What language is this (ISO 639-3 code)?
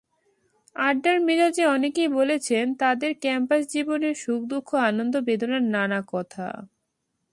ben